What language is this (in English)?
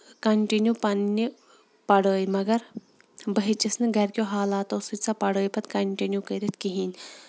Kashmiri